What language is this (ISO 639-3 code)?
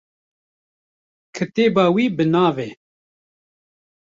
kur